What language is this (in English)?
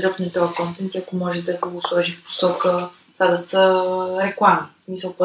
Bulgarian